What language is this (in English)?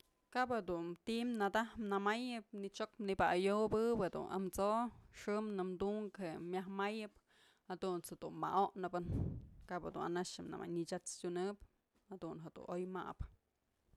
Mazatlán Mixe